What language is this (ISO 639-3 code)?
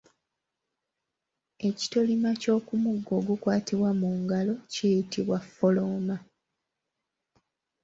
lug